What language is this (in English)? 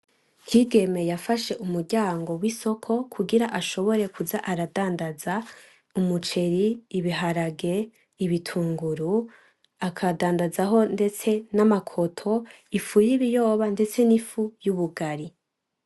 Rundi